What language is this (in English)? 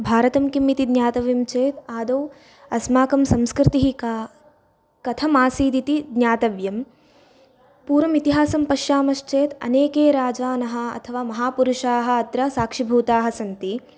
Sanskrit